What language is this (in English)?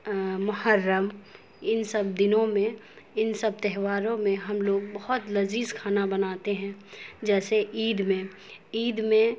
Urdu